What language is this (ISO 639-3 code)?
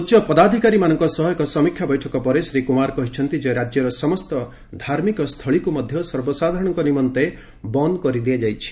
ori